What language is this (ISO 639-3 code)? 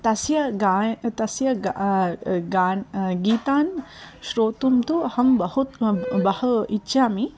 san